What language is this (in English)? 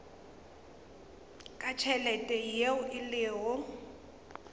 Northern Sotho